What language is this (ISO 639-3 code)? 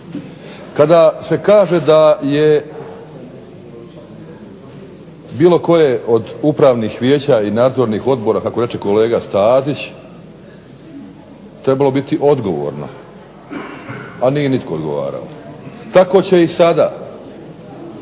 hrv